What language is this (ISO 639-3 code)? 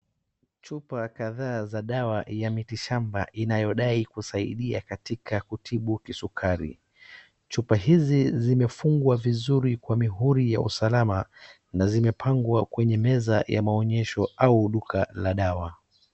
swa